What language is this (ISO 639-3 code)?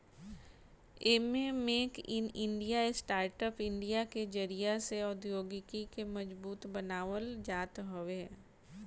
bho